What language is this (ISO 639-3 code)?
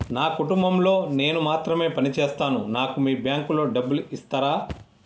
tel